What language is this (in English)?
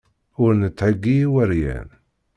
Kabyle